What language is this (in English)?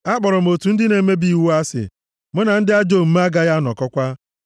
Igbo